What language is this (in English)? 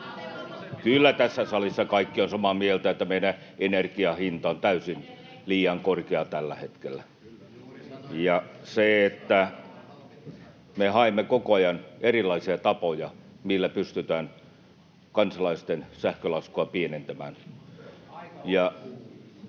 Finnish